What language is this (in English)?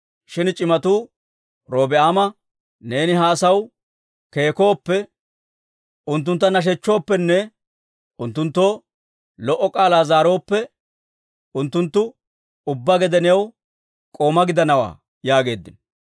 Dawro